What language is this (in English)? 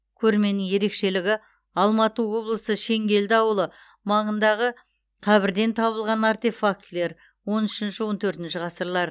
Kazakh